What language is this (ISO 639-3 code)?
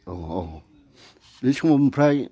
brx